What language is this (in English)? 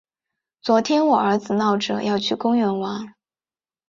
Chinese